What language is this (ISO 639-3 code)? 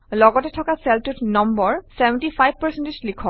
asm